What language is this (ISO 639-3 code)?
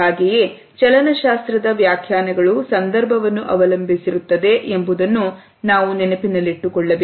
kan